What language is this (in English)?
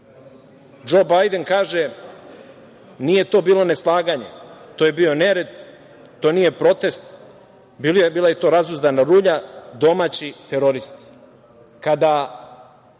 Serbian